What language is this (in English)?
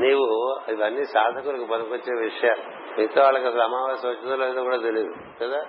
Telugu